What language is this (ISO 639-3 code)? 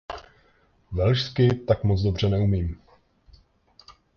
ces